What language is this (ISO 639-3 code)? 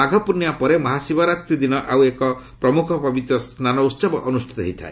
ori